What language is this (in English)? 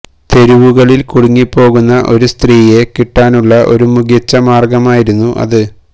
Malayalam